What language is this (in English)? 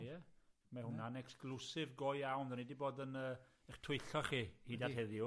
Welsh